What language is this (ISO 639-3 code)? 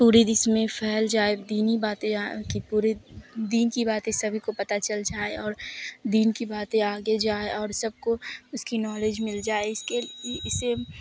urd